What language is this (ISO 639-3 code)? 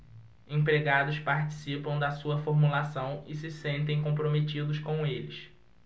por